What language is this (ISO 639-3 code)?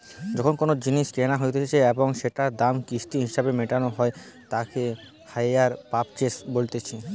ben